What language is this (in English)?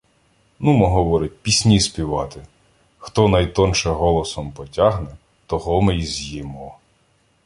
Ukrainian